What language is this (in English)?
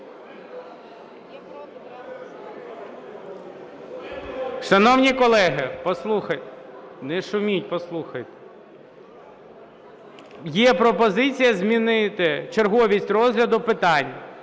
Ukrainian